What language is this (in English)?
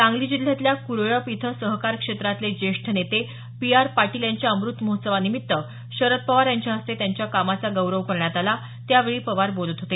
Marathi